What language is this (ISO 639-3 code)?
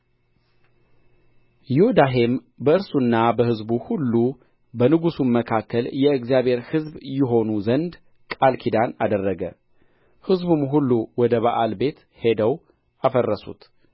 amh